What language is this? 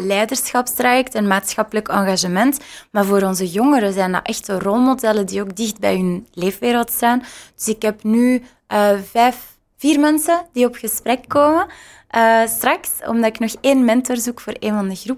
Dutch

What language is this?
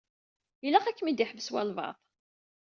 Kabyle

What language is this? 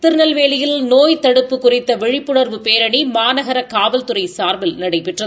Tamil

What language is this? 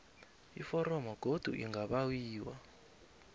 South Ndebele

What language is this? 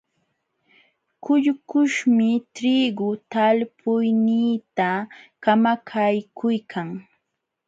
Jauja Wanca Quechua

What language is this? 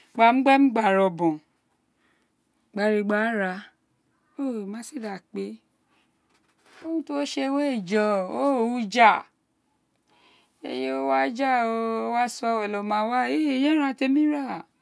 Isekiri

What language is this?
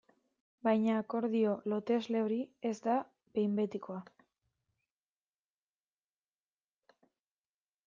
Basque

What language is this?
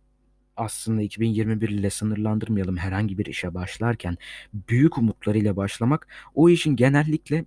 Turkish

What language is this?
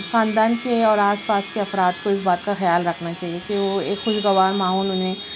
Urdu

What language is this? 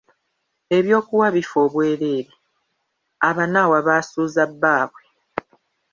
Ganda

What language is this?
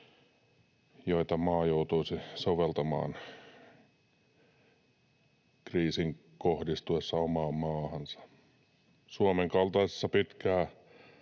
Finnish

